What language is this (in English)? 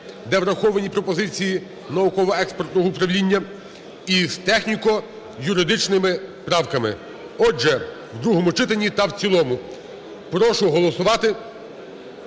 Ukrainian